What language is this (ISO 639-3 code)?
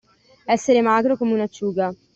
ita